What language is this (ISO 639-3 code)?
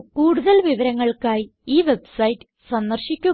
mal